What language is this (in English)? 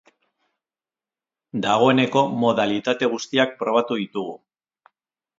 Basque